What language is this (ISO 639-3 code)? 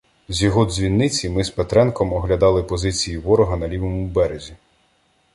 ukr